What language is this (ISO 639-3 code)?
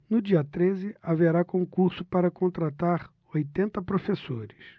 por